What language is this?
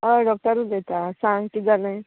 Konkani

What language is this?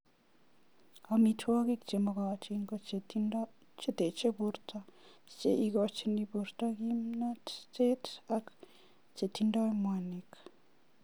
Kalenjin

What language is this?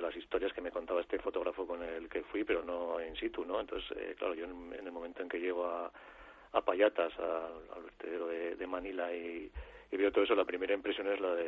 Spanish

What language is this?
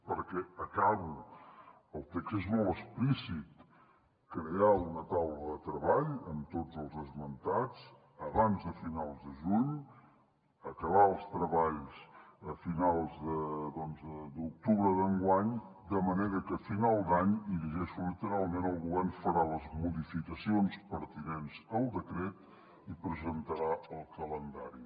Catalan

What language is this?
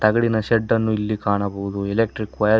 Kannada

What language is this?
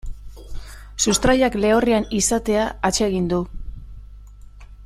Basque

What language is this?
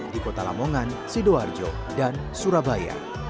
Indonesian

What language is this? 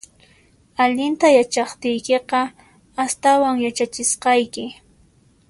Puno Quechua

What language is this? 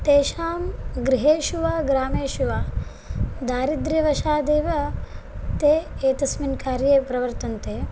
Sanskrit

